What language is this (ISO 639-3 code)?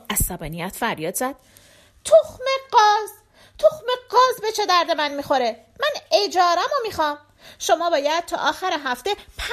fas